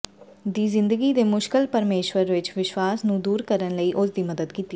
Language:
Punjabi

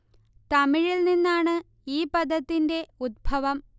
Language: Malayalam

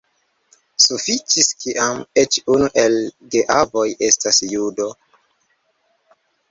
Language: Esperanto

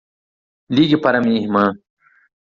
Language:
Portuguese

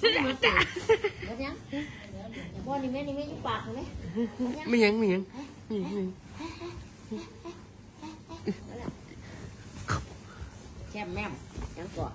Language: Thai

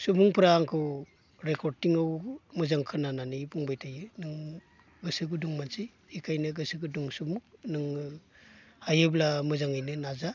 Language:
Bodo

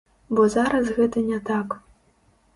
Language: Belarusian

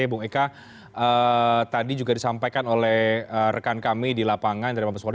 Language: Indonesian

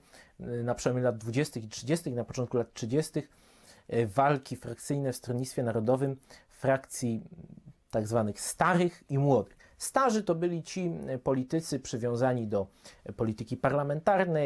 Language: Polish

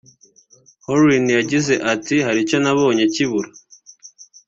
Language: Kinyarwanda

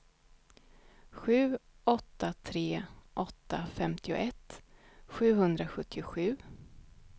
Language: Swedish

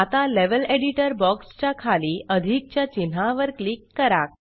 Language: Marathi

